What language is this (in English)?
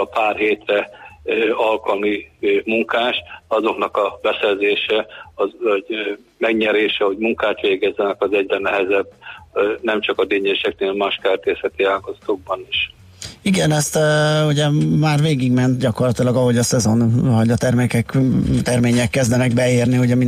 Hungarian